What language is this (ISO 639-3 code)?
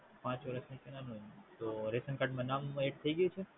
guj